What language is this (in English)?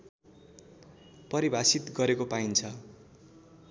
Nepali